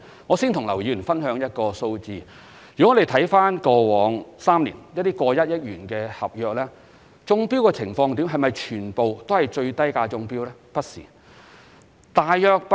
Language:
Cantonese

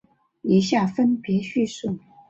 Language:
Chinese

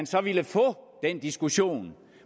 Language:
Danish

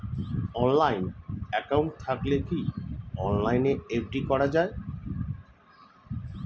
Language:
Bangla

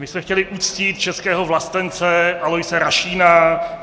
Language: Czech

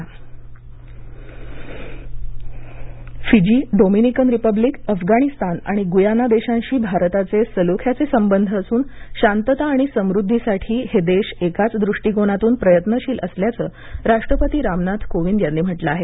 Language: Marathi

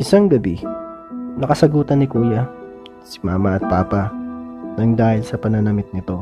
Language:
Filipino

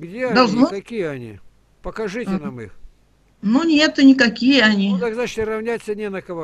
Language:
Russian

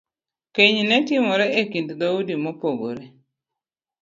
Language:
Luo (Kenya and Tanzania)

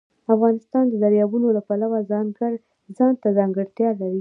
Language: Pashto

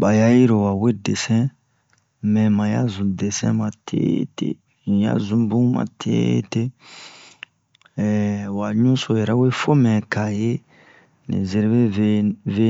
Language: Bomu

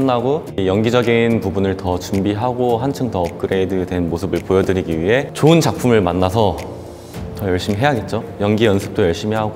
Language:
Korean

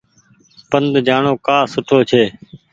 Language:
Goaria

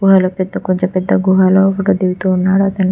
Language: Telugu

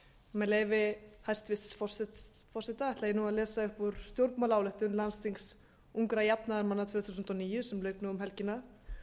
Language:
Icelandic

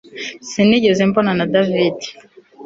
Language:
Kinyarwanda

